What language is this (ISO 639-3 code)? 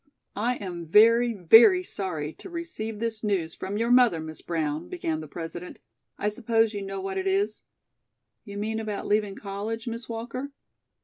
eng